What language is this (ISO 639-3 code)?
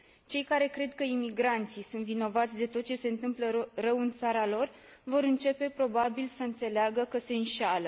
ron